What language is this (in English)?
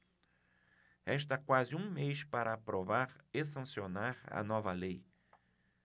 Portuguese